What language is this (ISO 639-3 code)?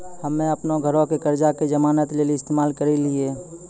mai